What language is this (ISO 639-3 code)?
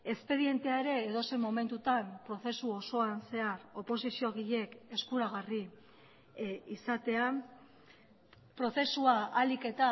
eus